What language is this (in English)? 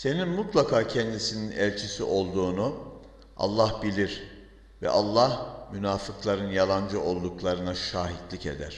Turkish